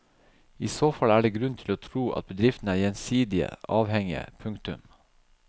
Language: Norwegian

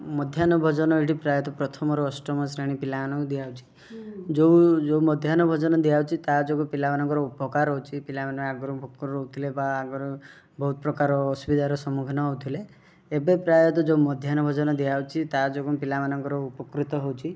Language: Odia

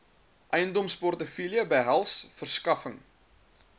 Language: Afrikaans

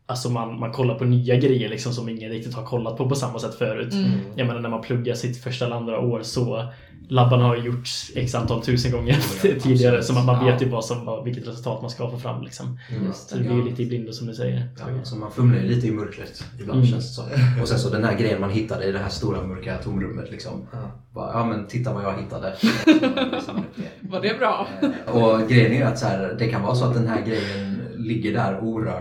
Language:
Swedish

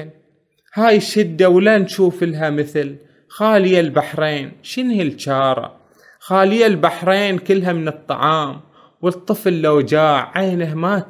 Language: Arabic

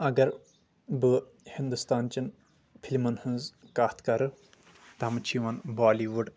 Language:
Kashmiri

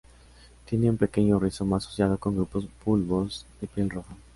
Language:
Spanish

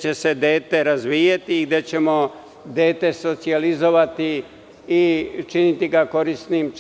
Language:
Serbian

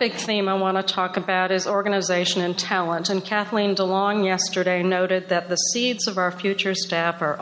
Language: English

